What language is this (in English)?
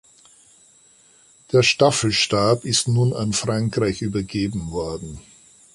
German